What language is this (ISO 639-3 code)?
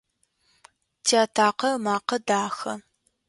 ady